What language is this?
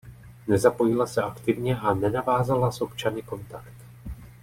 Czech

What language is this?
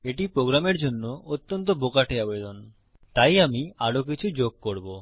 Bangla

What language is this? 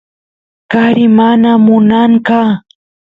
Santiago del Estero Quichua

